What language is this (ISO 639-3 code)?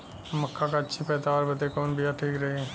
bho